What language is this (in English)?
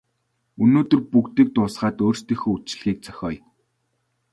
Mongolian